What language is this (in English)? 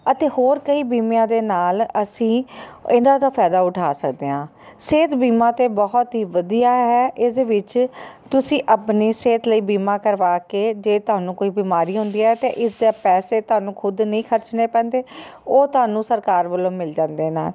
Punjabi